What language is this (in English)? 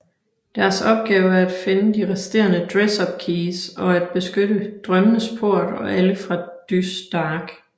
Danish